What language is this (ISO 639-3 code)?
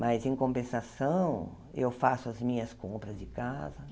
por